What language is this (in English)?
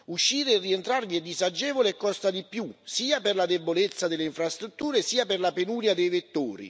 Italian